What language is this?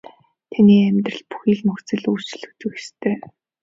Mongolian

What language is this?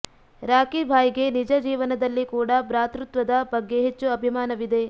Kannada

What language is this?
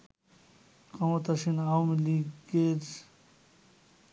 Bangla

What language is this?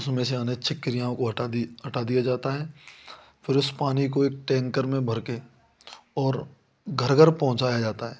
Hindi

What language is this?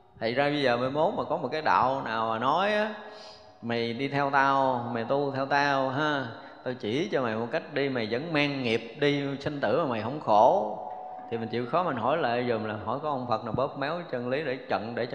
Vietnamese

